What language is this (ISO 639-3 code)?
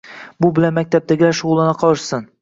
uzb